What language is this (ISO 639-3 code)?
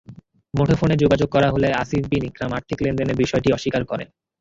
ben